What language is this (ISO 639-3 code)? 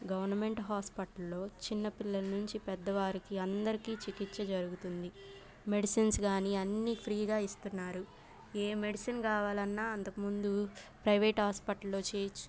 tel